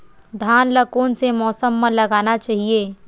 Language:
Chhattisgarhi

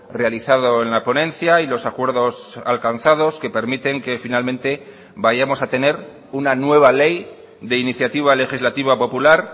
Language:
Spanish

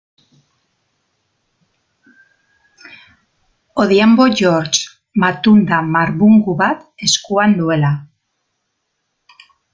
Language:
Basque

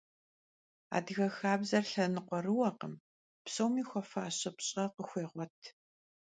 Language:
Kabardian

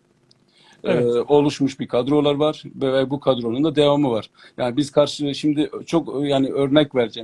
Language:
Turkish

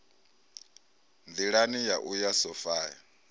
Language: Venda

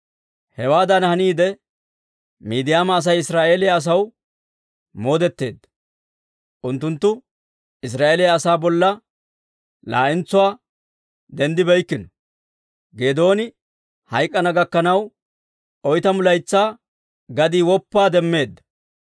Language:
Dawro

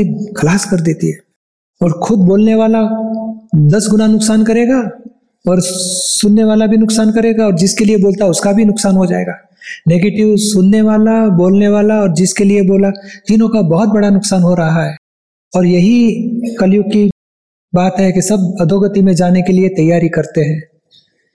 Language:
Hindi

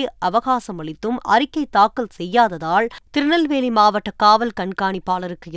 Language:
Tamil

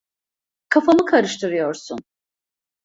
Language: Turkish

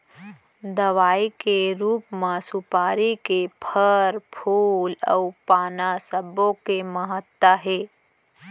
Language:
Chhattisgarhi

